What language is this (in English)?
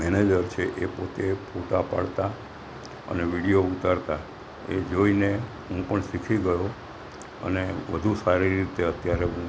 Gujarati